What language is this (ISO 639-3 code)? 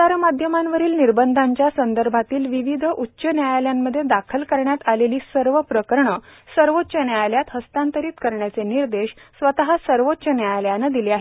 mar